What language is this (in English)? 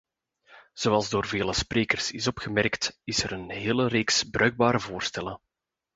Dutch